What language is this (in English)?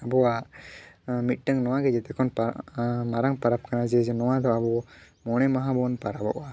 Santali